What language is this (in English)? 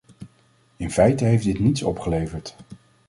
Dutch